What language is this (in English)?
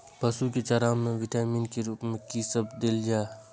Maithili